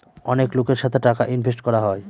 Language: Bangla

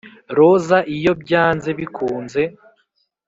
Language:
Kinyarwanda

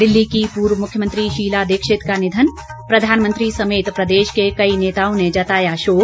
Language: Hindi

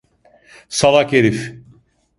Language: Turkish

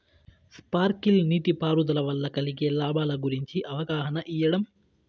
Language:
Telugu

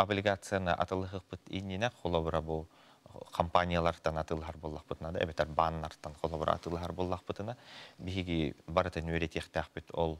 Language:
Turkish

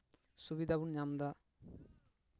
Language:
Santali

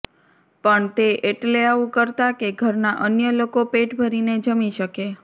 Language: Gujarati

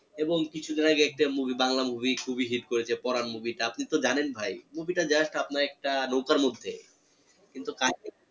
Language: Bangla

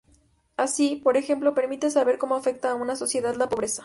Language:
Spanish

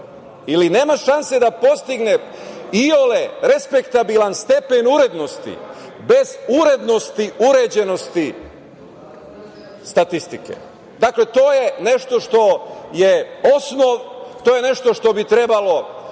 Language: Serbian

